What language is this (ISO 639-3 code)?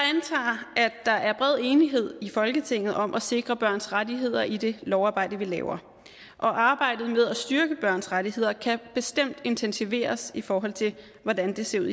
dan